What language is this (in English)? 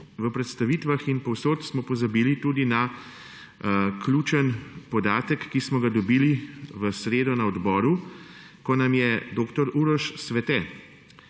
Slovenian